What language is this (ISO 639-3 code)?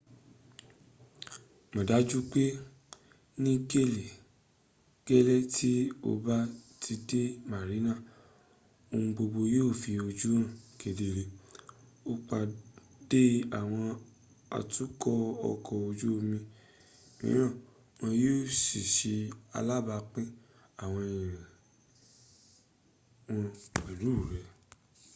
yor